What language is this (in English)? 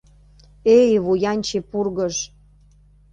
Mari